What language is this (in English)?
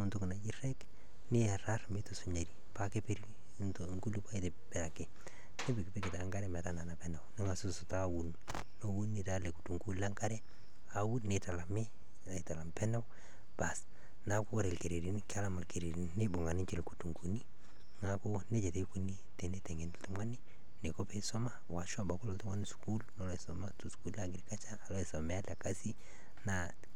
Masai